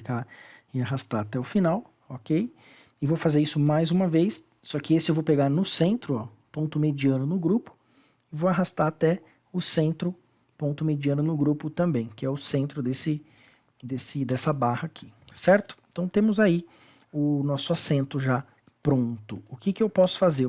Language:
Portuguese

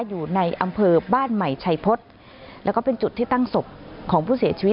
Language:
Thai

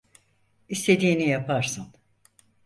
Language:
Turkish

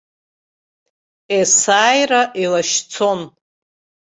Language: Abkhazian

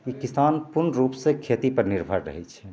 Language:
Maithili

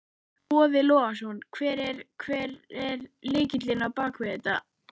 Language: Icelandic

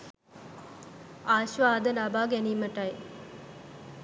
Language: Sinhala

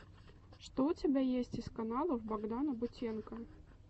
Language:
Russian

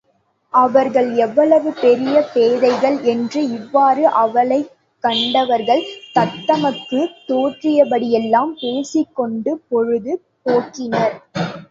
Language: Tamil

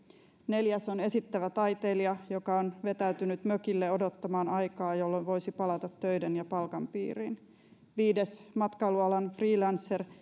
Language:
Finnish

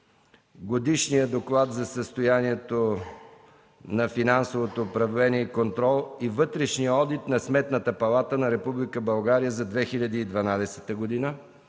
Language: Bulgarian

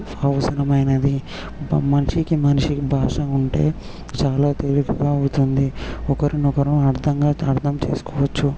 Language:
Telugu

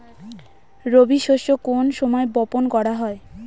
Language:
Bangla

